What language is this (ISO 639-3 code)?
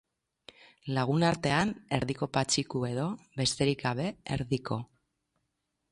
eus